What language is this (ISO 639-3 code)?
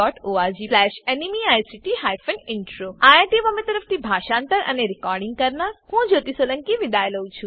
guj